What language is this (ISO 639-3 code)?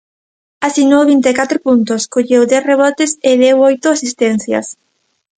glg